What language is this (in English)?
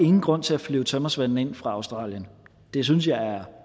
Danish